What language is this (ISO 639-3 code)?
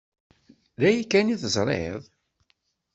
kab